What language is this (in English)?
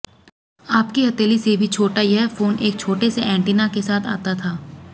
Hindi